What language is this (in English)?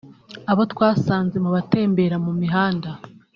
Kinyarwanda